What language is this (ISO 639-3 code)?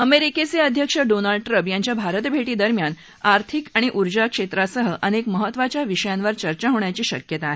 mar